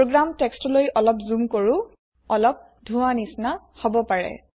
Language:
Assamese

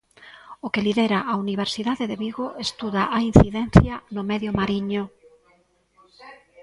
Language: Galician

